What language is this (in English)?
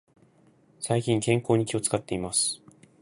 Japanese